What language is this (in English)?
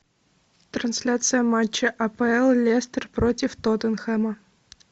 Russian